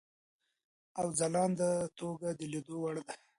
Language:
Pashto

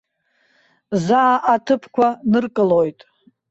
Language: Abkhazian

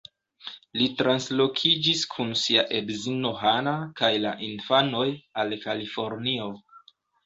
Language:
Esperanto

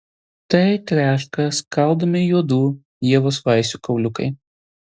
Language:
Lithuanian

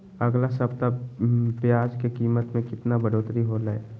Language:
Magahi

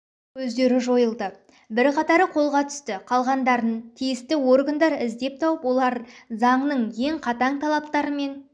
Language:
Kazakh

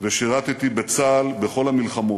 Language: Hebrew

